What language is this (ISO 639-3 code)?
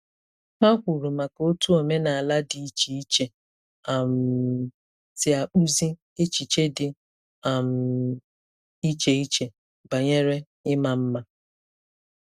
ibo